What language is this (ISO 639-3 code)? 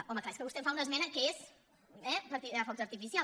cat